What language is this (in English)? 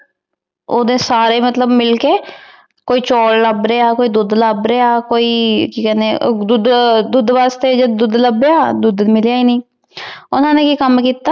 Punjabi